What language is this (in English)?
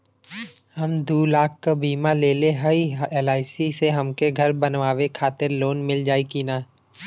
Bhojpuri